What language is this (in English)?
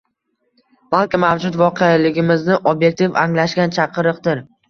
Uzbek